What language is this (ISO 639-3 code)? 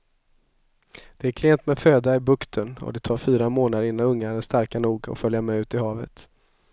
swe